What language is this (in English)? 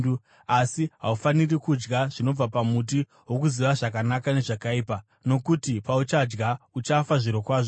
Shona